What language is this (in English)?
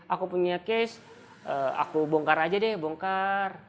Indonesian